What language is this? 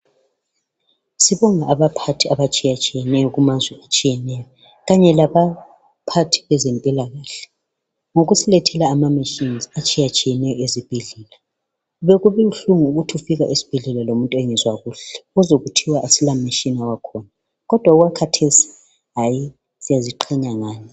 North Ndebele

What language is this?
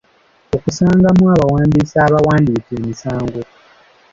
Ganda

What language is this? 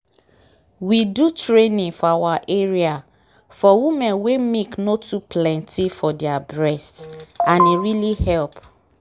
Nigerian Pidgin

